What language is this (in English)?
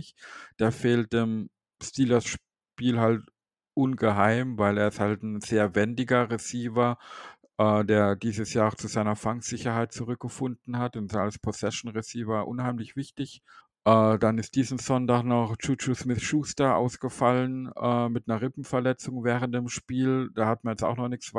German